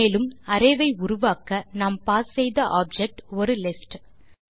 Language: Tamil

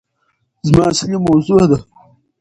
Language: Pashto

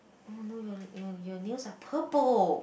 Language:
English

